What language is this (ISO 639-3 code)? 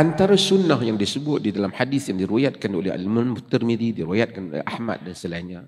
msa